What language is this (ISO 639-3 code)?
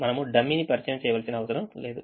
tel